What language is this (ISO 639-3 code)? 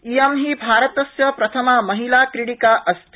san